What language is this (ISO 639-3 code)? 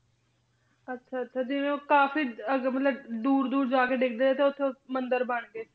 pan